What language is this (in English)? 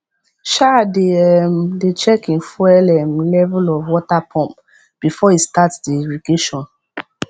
Nigerian Pidgin